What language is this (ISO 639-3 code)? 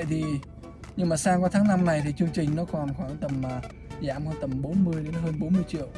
vie